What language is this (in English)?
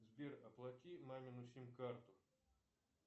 Russian